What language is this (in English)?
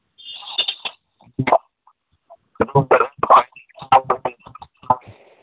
Manipuri